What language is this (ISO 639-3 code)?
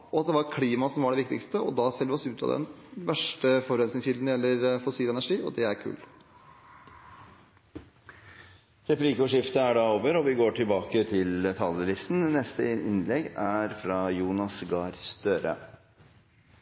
nor